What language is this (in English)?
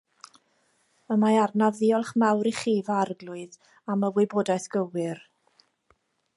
Welsh